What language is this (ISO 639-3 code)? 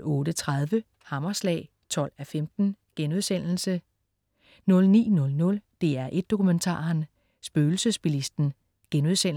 dan